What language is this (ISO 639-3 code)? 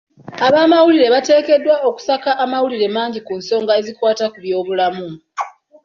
lug